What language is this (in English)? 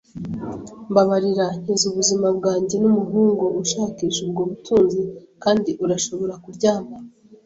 Kinyarwanda